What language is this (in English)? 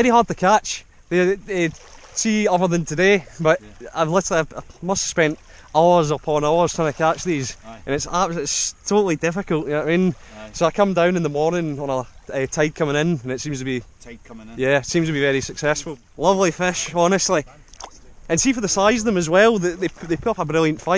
English